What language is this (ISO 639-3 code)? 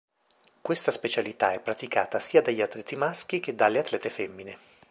ita